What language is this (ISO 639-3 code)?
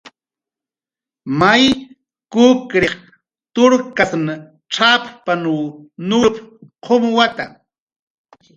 jqr